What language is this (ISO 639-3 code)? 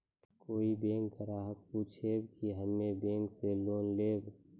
mai